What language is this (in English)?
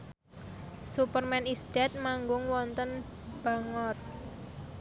Javanese